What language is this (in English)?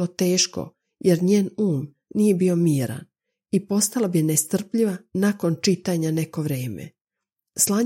Croatian